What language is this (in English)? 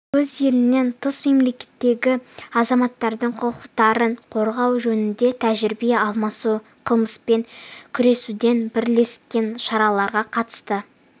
Kazakh